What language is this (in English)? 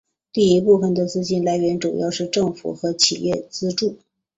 Chinese